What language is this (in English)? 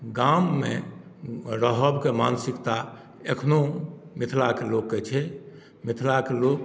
Maithili